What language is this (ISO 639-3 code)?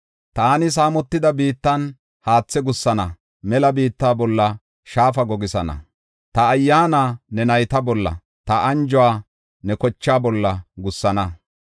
gof